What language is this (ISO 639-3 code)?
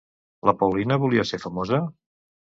cat